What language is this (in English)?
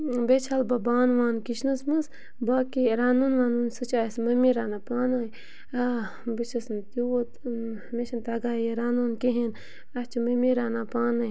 Kashmiri